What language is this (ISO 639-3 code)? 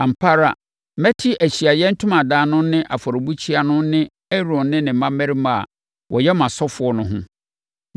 aka